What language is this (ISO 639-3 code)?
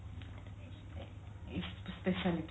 ori